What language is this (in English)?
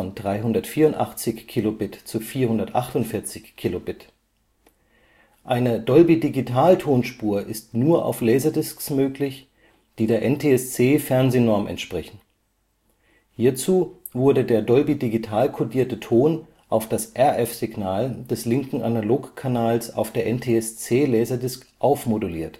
German